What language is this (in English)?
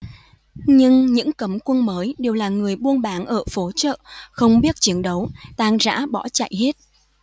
Vietnamese